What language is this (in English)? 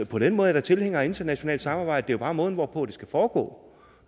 Danish